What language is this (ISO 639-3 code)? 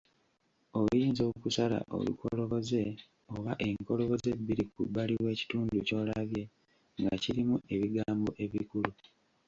lug